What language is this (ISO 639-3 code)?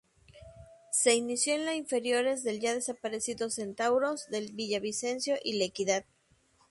spa